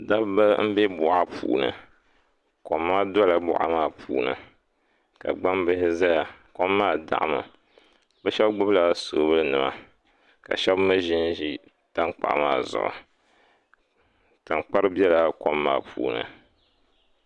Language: Dagbani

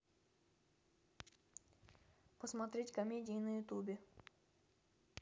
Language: Russian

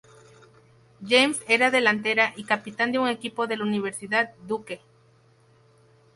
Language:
Spanish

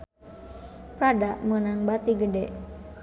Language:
Sundanese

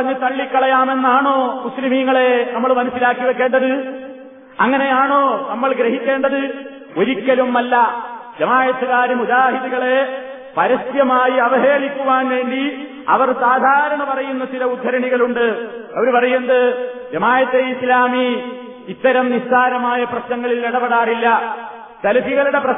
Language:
Malayalam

